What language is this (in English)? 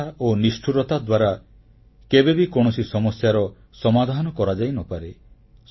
Odia